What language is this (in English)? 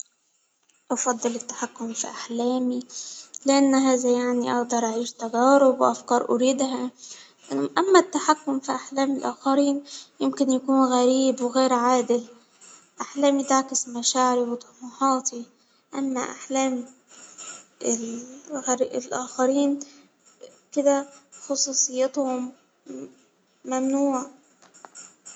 Hijazi Arabic